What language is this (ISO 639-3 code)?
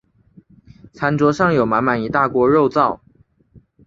zho